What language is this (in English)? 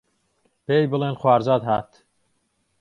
Central Kurdish